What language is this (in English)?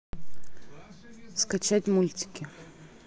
Russian